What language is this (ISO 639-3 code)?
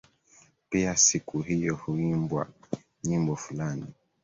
swa